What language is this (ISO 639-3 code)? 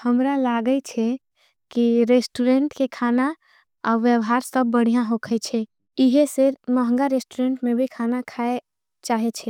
anp